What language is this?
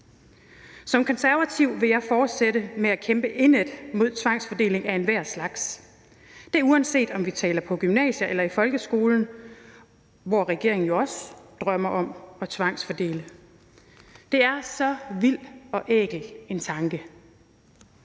Danish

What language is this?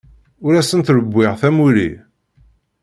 Kabyle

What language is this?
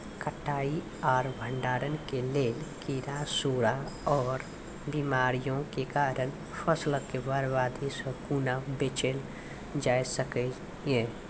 Maithili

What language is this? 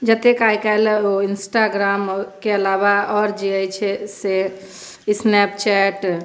Maithili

